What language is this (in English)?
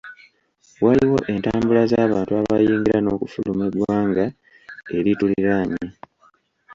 Ganda